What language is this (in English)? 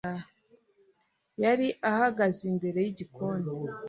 Kinyarwanda